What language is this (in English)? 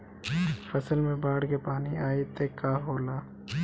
Bhojpuri